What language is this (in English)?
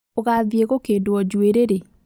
Kikuyu